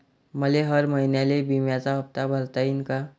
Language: Marathi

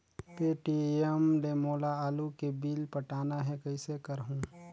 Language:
Chhattisgarhi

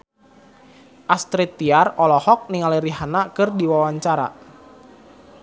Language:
Sundanese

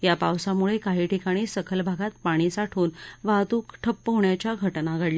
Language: Marathi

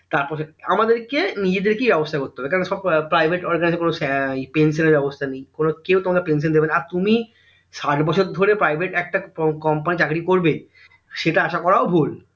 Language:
Bangla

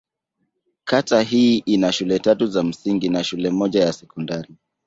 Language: Swahili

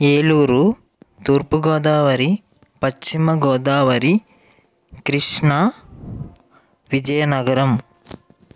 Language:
Telugu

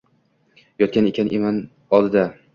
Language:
Uzbek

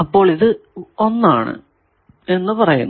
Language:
Malayalam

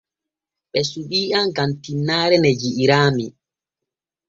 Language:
Borgu Fulfulde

